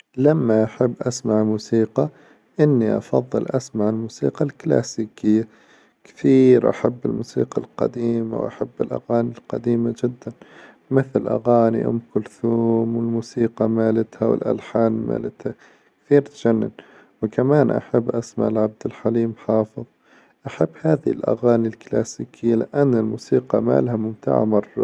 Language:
Hijazi Arabic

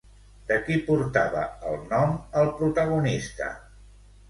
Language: Catalan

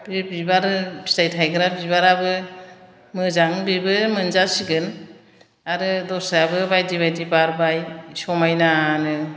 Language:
Bodo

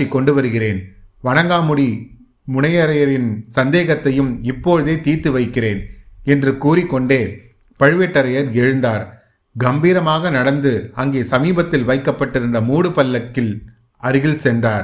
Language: Tamil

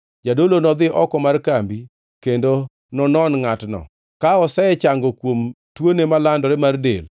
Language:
Luo (Kenya and Tanzania)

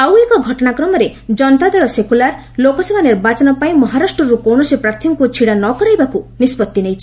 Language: Odia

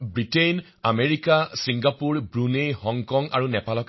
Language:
Assamese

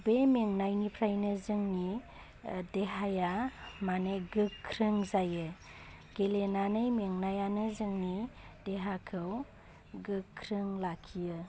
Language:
Bodo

